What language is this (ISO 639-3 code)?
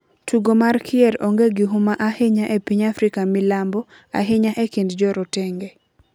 luo